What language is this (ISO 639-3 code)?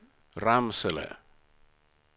swe